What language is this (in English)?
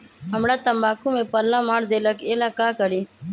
Magahi